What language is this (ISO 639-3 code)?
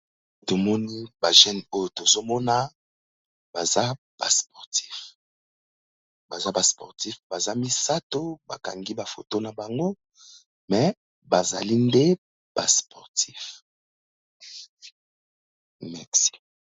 lin